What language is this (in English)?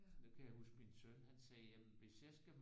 Danish